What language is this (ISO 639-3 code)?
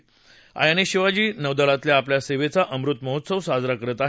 mar